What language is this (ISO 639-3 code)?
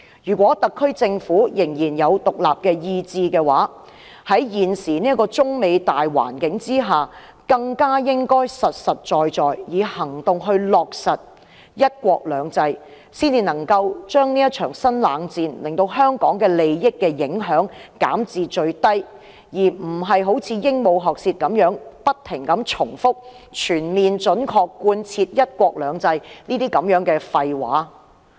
yue